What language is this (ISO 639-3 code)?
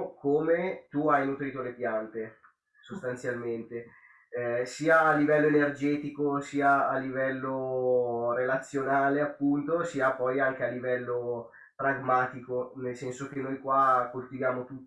ita